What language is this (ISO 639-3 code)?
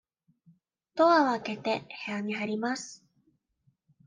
jpn